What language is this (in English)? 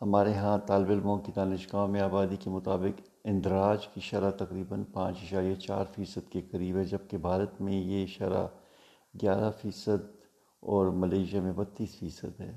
Urdu